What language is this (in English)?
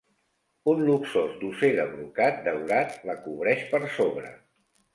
Catalan